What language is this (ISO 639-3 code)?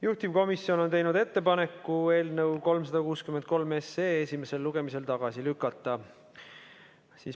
est